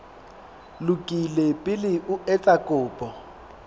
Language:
Southern Sotho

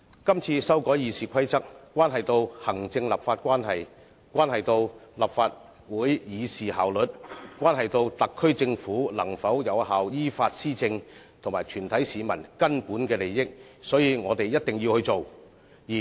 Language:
Cantonese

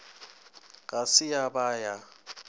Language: Northern Sotho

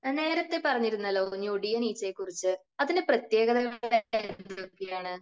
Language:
Malayalam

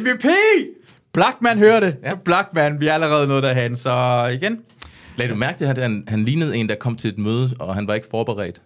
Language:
Danish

